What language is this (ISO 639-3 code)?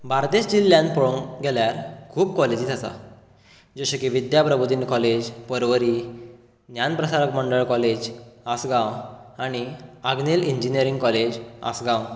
kok